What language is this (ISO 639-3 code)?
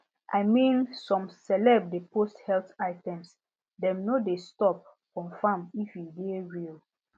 pcm